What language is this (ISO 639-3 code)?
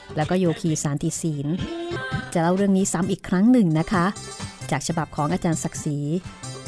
tha